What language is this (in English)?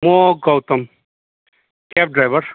Nepali